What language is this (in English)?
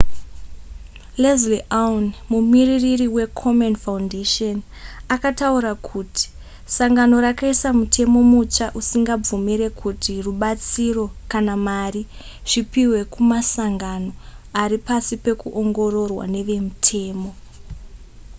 Shona